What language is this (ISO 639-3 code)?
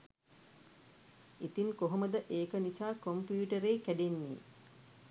sin